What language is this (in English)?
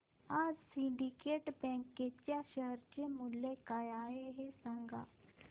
Marathi